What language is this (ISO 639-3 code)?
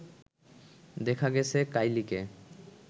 ben